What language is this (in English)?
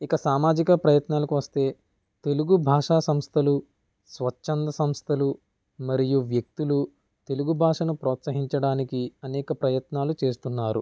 Telugu